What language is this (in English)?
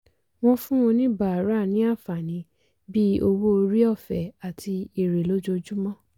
Yoruba